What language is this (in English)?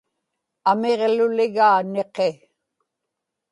Inupiaq